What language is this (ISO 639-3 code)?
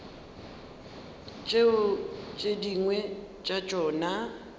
nso